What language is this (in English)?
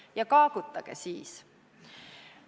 Estonian